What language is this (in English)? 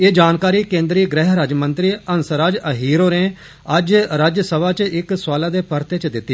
Dogri